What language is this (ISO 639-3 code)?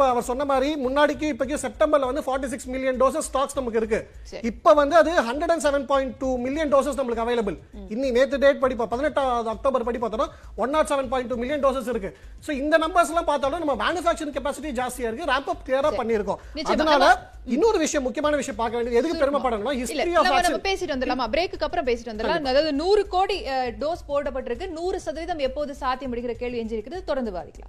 tam